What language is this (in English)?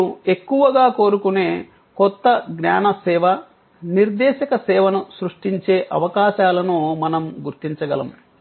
Telugu